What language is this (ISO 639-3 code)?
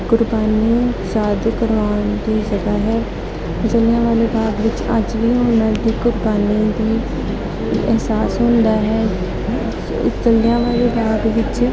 pan